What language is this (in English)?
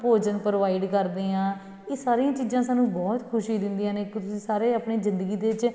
Punjabi